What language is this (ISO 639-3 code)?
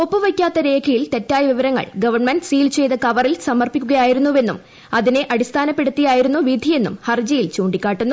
mal